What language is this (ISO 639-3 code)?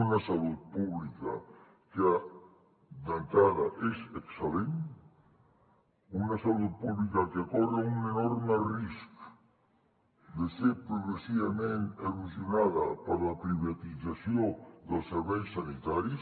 cat